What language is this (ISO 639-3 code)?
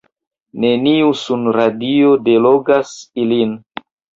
epo